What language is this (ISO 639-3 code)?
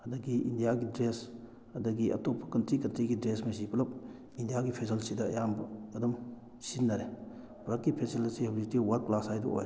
mni